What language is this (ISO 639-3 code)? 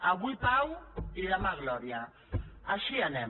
cat